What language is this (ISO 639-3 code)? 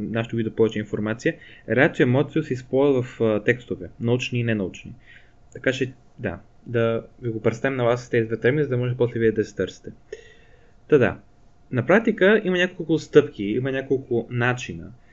bul